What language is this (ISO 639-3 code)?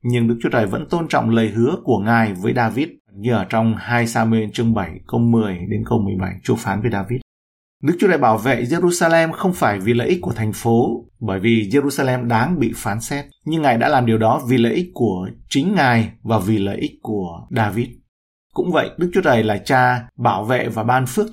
vie